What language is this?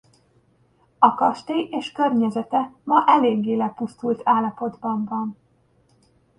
Hungarian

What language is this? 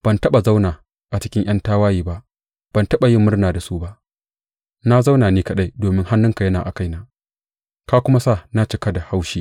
Hausa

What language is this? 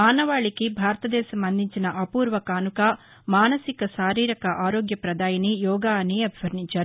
Telugu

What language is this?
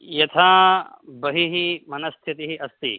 Sanskrit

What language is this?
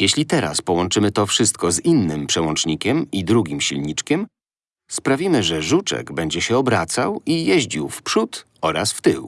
Polish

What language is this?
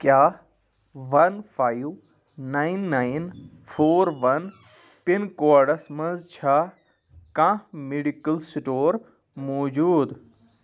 Kashmiri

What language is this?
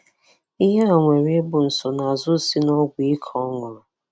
Igbo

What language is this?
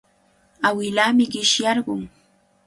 Cajatambo North Lima Quechua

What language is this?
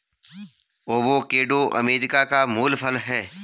Hindi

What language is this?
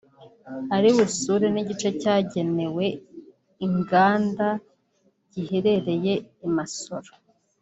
Kinyarwanda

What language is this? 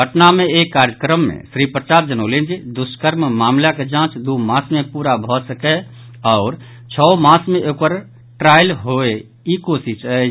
Maithili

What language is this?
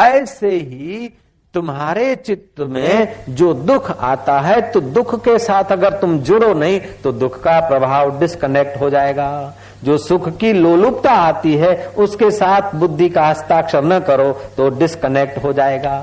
Hindi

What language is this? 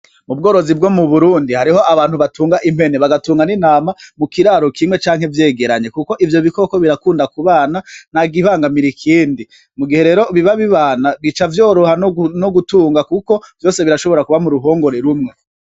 Rundi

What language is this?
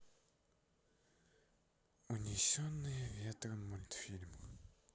Russian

